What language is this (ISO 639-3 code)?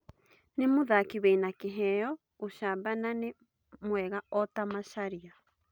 kik